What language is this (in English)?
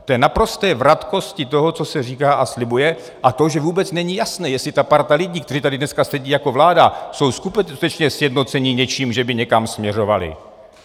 Czech